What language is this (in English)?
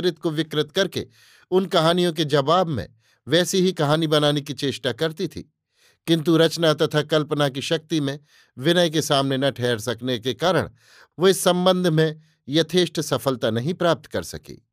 Hindi